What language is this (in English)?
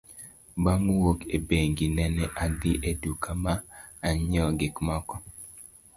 Luo (Kenya and Tanzania)